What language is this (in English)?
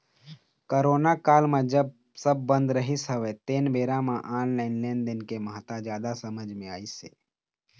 Chhattisgarhi